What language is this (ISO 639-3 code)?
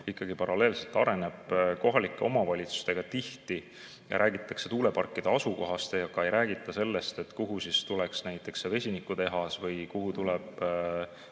est